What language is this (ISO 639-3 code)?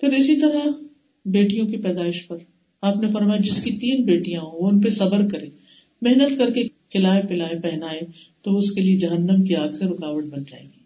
urd